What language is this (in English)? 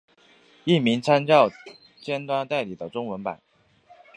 Chinese